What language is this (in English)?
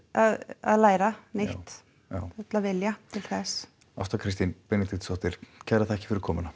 Icelandic